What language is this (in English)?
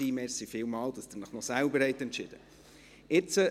Swiss German